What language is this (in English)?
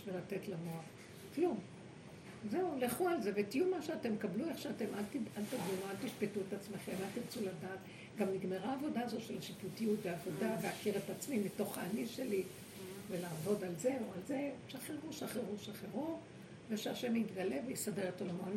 Hebrew